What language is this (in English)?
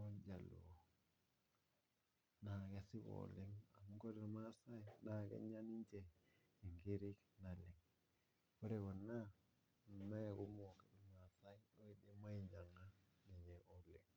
Masai